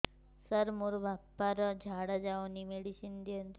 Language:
Odia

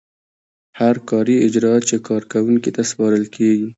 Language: Pashto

